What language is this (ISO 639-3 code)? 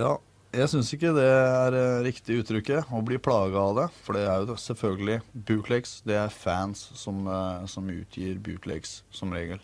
nor